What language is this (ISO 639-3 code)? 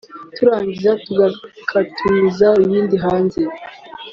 kin